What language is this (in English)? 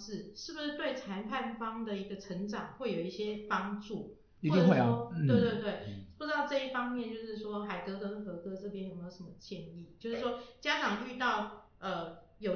Chinese